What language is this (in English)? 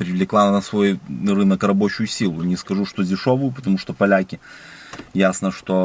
Russian